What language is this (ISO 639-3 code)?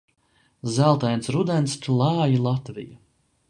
lav